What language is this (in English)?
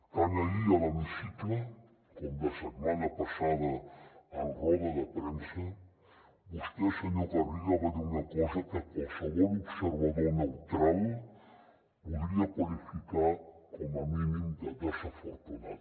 Catalan